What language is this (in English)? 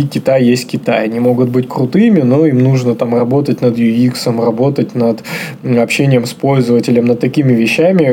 Russian